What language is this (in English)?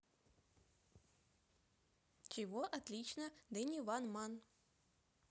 Russian